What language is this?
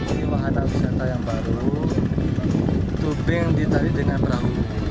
Indonesian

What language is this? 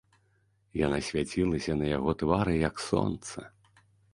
Belarusian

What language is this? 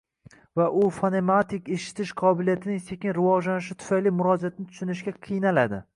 Uzbek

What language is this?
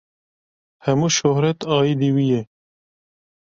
Kurdish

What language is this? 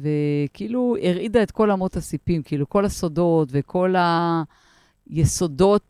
Hebrew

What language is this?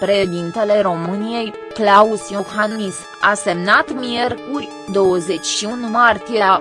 Romanian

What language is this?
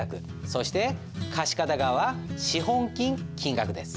Japanese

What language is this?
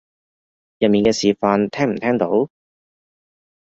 Cantonese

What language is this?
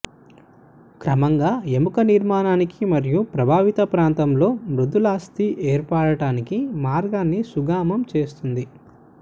Telugu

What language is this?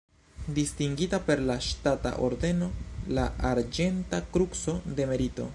Esperanto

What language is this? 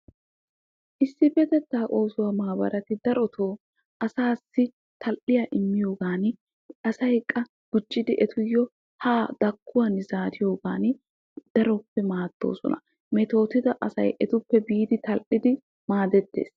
Wolaytta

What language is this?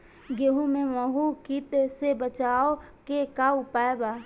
Bhojpuri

